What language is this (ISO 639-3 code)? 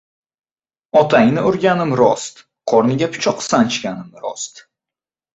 uzb